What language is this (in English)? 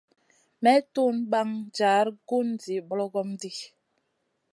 Masana